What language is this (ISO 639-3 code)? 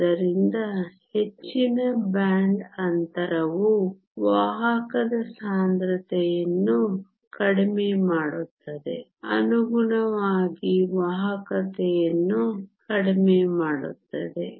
kan